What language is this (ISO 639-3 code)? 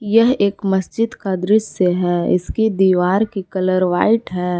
hin